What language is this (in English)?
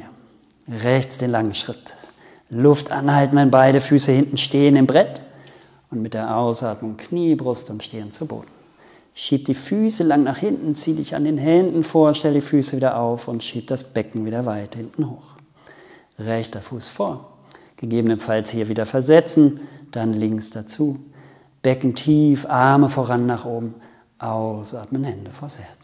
German